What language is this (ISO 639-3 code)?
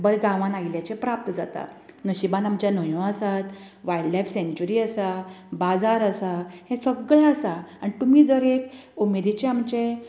kok